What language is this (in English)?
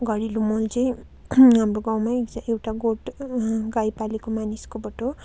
Nepali